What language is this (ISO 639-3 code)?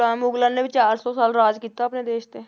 pan